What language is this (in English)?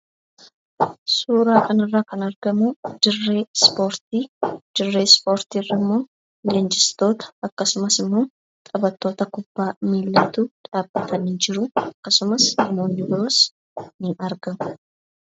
Oromo